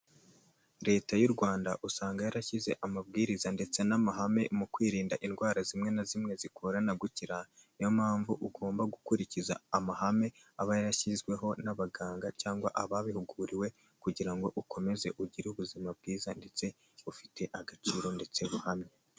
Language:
Kinyarwanda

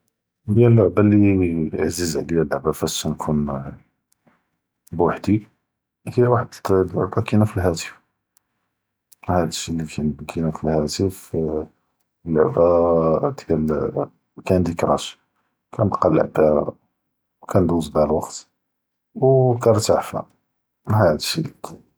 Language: Judeo-Arabic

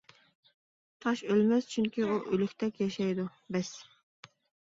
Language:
Uyghur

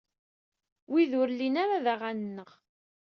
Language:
Kabyle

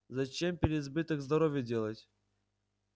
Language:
Russian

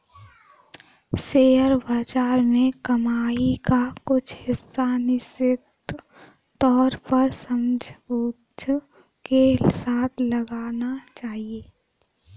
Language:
Hindi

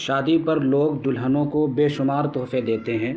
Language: Urdu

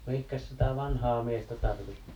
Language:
Finnish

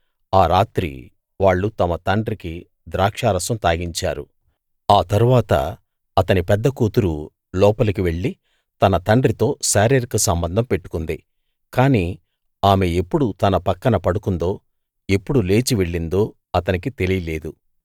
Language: Telugu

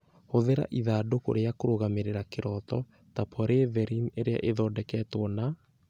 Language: Kikuyu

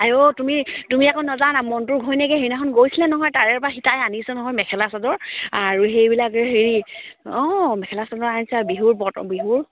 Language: Assamese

